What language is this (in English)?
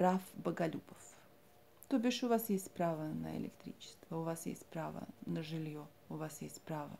Russian